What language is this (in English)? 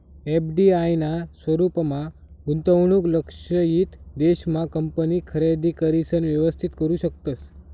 Marathi